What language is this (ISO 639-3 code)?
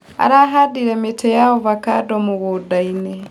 kik